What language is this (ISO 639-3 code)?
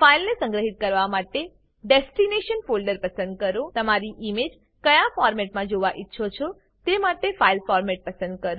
guj